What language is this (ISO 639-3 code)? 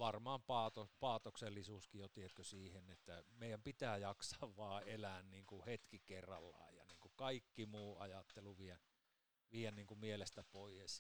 fin